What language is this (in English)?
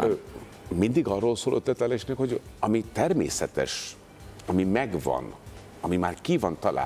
Hungarian